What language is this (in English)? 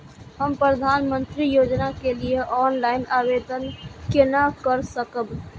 Maithili